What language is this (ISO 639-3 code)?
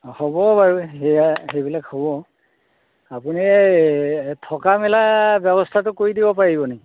asm